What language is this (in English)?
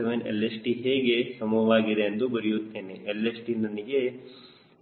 Kannada